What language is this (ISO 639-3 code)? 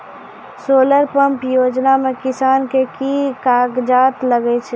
mai